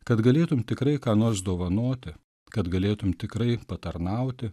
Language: Lithuanian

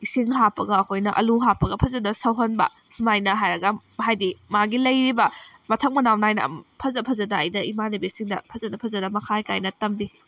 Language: Manipuri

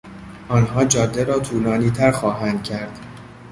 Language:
Persian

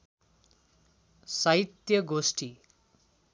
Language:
Nepali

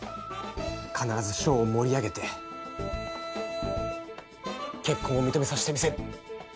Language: Japanese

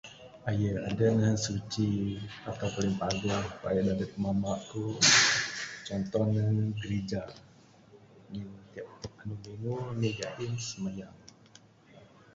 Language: Bukar-Sadung Bidayuh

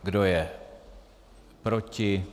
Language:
Czech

